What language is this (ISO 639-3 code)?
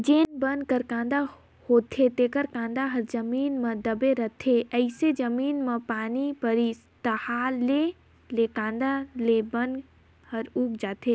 hne